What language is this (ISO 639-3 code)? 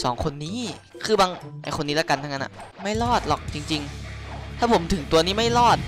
tha